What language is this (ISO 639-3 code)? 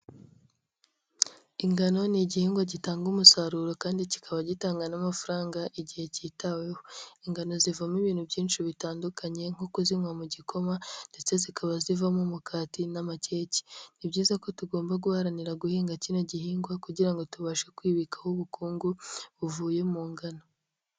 kin